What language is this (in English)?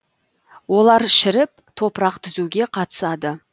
Kazakh